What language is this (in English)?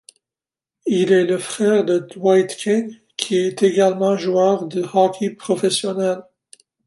French